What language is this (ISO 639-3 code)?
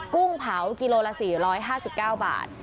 tha